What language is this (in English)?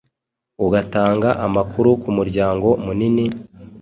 Kinyarwanda